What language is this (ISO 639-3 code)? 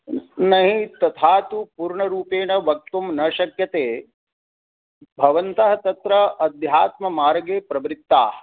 san